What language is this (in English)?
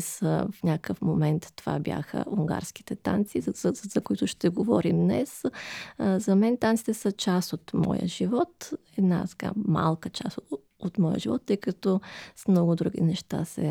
Bulgarian